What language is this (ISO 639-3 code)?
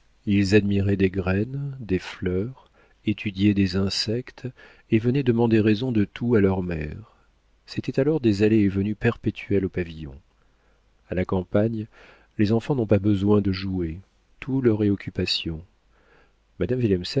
fra